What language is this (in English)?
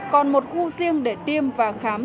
Vietnamese